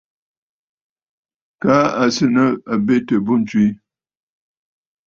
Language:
Bafut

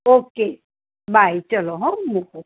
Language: Gujarati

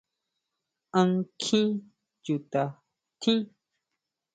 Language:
Huautla Mazatec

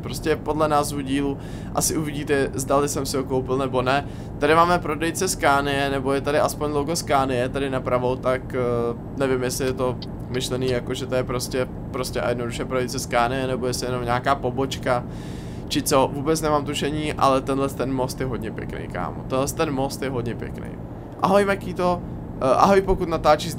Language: Czech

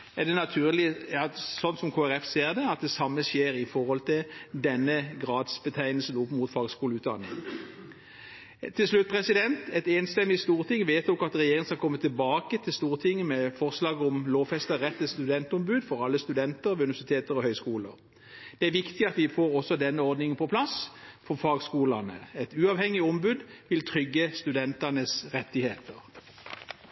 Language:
Norwegian Bokmål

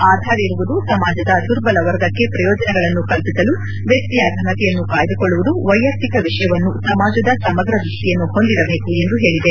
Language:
Kannada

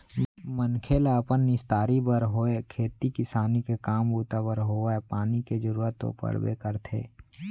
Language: Chhattisgarhi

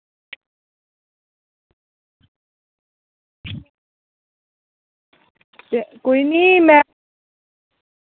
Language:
Dogri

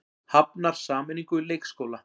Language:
Icelandic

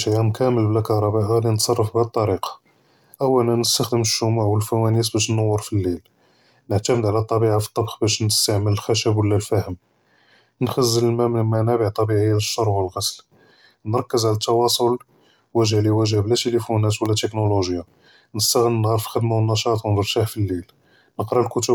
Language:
Judeo-Arabic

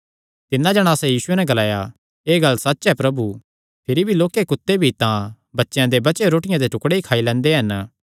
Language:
Kangri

